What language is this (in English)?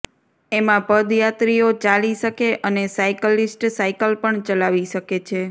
Gujarati